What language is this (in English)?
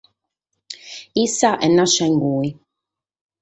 Sardinian